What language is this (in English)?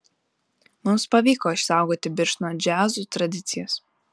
Lithuanian